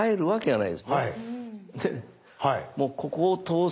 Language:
Japanese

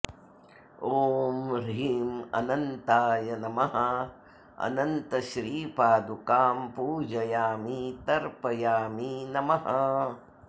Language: Sanskrit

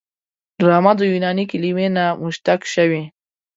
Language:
Pashto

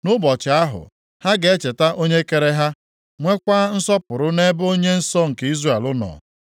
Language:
Igbo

